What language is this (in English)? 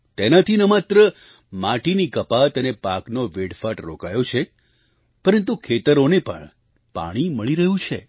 Gujarati